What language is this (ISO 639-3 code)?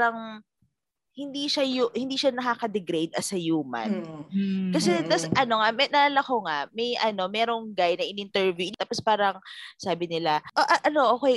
fil